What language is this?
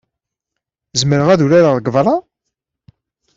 Kabyle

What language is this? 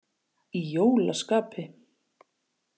Icelandic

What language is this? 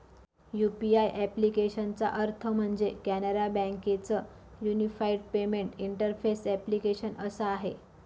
Marathi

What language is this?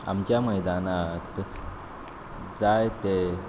Konkani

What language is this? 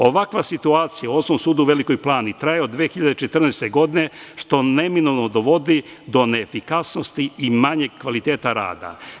Serbian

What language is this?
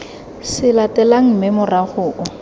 Tswana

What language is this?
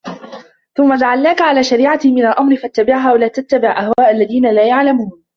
Arabic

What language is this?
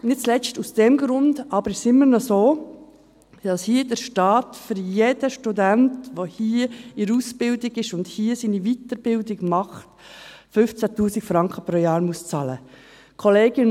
Swiss German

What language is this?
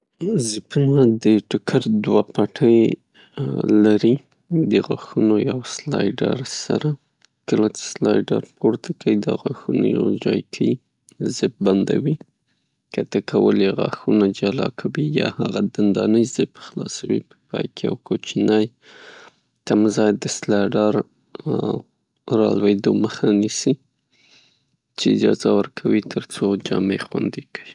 Pashto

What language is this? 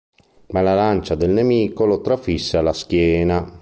Italian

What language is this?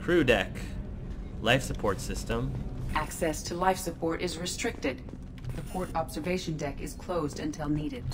English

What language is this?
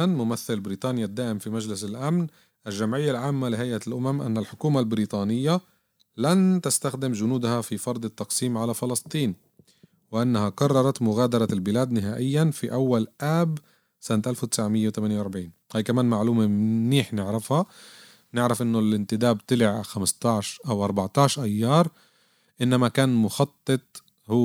Arabic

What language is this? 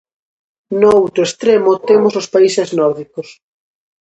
Galician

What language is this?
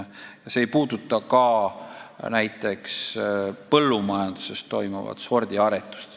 Estonian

